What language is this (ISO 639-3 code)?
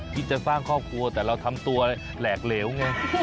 tha